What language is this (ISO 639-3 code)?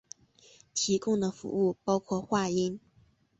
zho